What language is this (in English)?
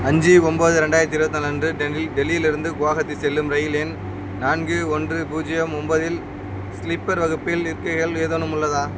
Tamil